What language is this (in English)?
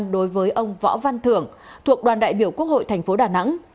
Vietnamese